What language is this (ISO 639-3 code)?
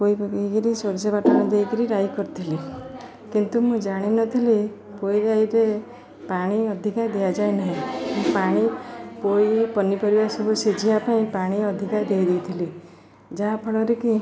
ori